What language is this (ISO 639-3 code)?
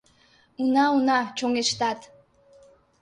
chm